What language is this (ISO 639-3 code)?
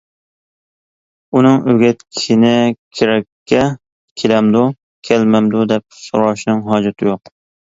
uig